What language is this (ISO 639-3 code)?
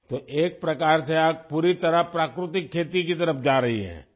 urd